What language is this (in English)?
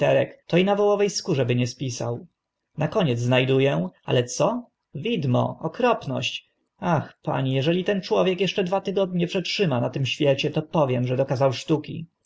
Polish